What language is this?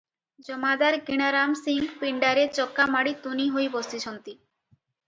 Odia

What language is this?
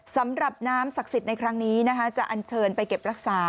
Thai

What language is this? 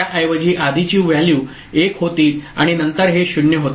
Marathi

